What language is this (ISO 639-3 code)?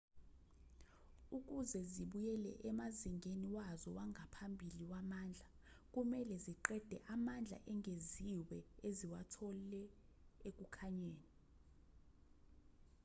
zul